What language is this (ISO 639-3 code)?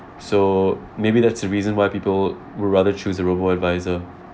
eng